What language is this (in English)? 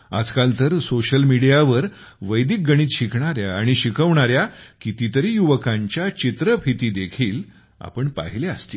Marathi